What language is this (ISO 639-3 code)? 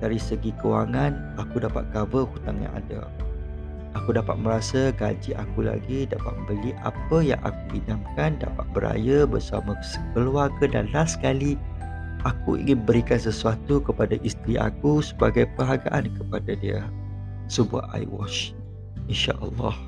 msa